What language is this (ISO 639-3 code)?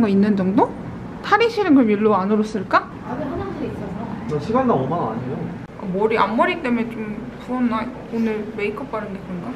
kor